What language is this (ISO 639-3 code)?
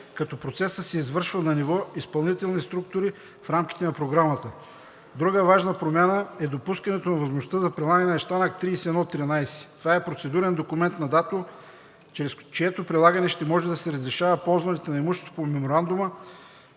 bul